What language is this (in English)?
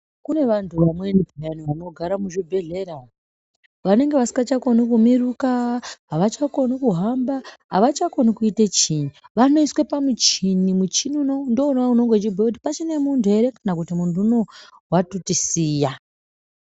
Ndau